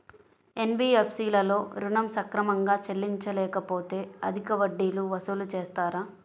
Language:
Telugu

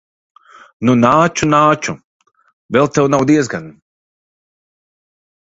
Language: Latvian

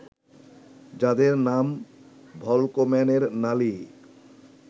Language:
Bangla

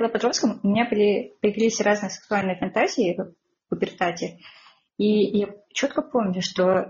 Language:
Russian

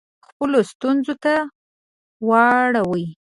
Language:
Pashto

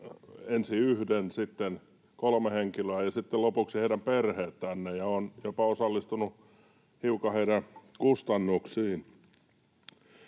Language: Finnish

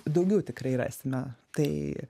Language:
Lithuanian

